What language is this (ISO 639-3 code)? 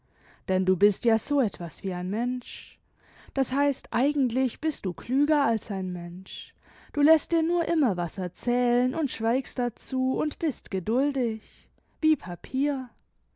deu